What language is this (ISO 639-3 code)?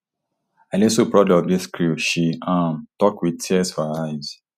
pcm